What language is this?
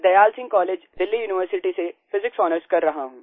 Hindi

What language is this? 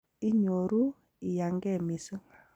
Kalenjin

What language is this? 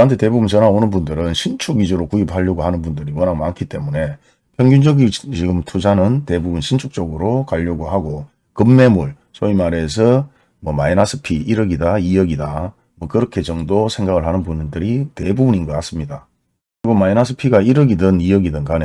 Korean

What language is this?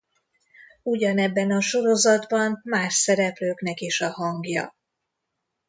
Hungarian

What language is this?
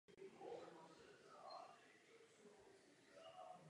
Czech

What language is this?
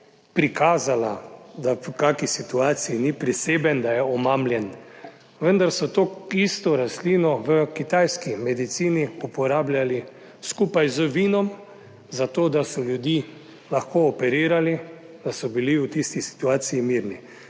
Slovenian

